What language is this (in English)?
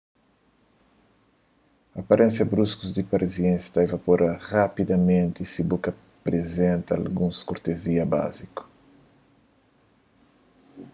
Kabuverdianu